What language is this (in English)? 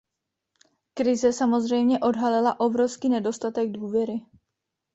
Czech